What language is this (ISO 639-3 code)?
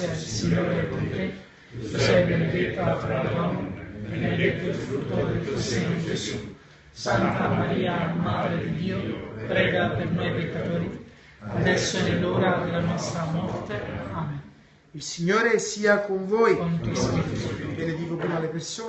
ita